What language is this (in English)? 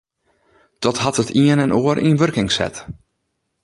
Western Frisian